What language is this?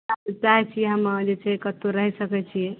Maithili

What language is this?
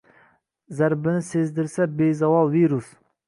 Uzbek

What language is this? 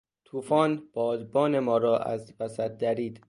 Persian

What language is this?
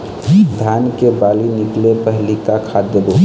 Chhattisgarhi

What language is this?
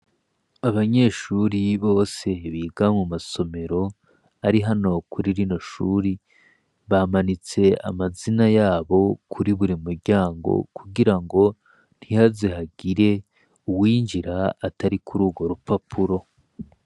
Rundi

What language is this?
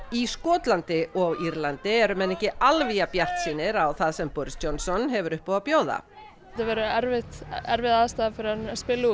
Icelandic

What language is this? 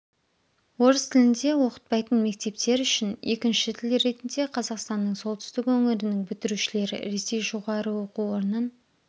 Kazakh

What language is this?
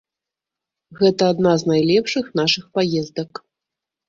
Belarusian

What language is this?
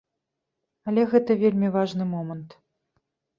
Belarusian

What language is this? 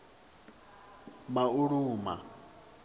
Venda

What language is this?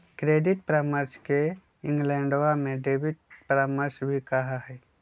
Magahi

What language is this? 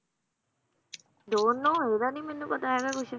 Punjabi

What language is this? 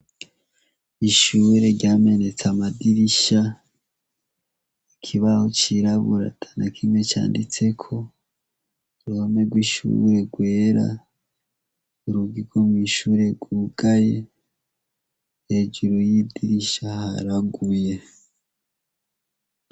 Rundi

